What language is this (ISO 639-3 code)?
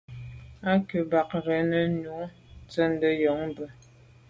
byv